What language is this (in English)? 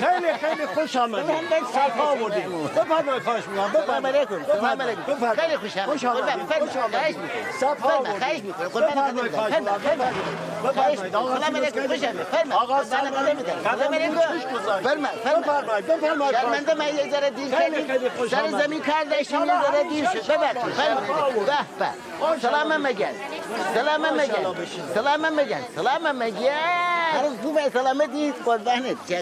Persian